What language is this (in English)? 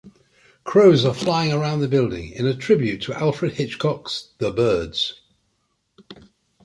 English